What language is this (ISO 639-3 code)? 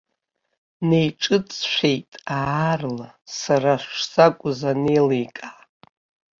abk